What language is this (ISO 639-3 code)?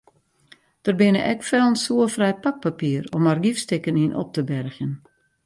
fry